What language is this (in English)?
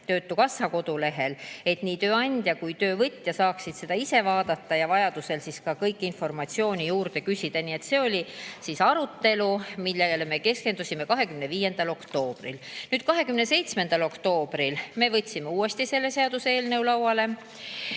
Estonian